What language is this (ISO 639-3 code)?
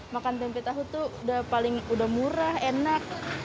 ind